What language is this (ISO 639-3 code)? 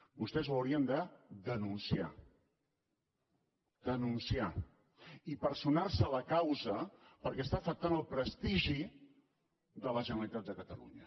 cat